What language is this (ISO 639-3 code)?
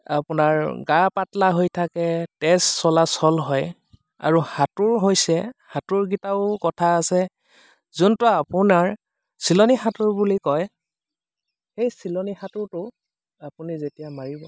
asm